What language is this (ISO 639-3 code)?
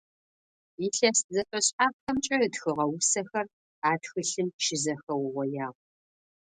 ady